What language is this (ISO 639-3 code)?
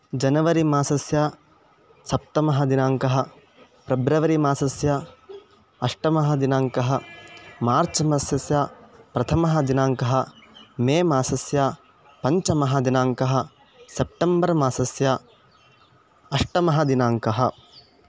san